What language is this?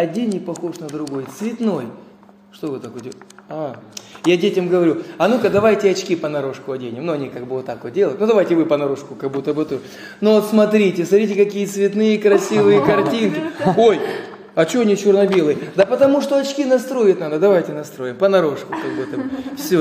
Russian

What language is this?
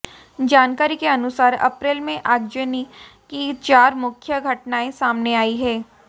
Hindi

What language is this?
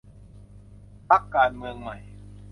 Thai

